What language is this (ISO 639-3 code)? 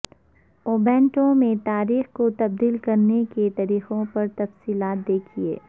urd